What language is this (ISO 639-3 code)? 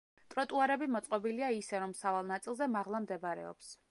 kat